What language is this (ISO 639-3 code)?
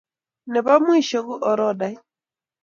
kln